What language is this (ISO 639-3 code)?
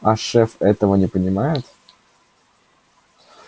rus